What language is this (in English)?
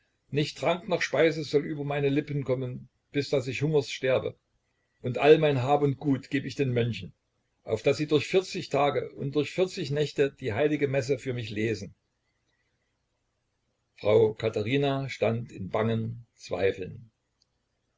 German